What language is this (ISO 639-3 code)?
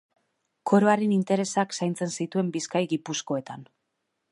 eus